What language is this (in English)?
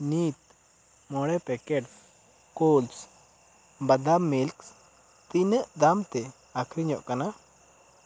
Santali